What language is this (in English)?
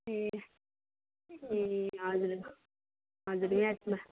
Nepali